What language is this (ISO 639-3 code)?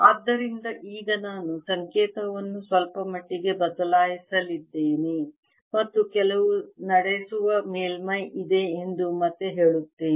kan